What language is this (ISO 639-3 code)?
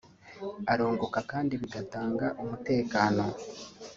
kin